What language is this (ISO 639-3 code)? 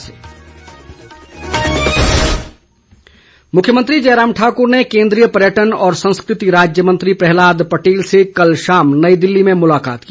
hin